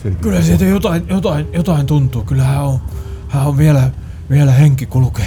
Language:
Finnish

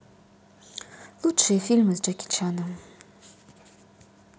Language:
Russian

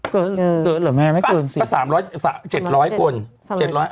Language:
Thai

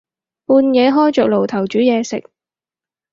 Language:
Cantonese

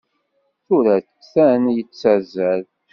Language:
Kabyle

